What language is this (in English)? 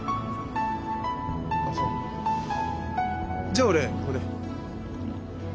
Japanese